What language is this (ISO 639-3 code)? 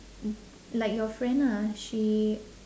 eng